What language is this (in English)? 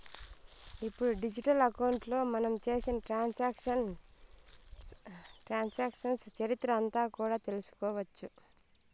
Telugu